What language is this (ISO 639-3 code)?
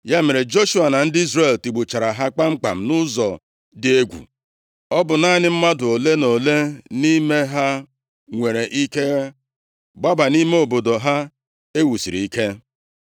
ibo